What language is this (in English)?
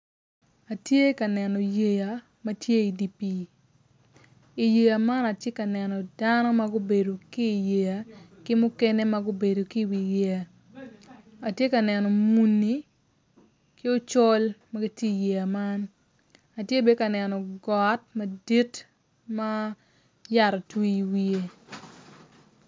Acoli